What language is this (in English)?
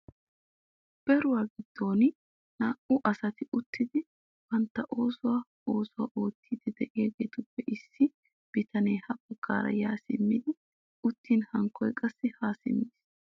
Wolaytta